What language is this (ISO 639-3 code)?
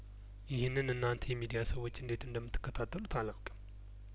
amh